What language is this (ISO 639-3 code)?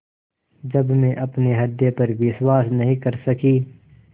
hin